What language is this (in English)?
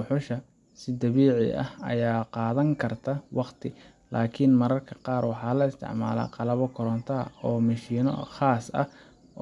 Somali